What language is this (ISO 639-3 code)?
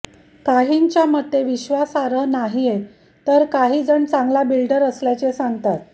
mar